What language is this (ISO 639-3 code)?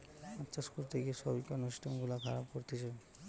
ben